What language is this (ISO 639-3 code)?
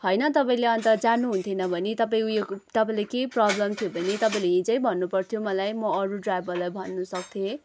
nep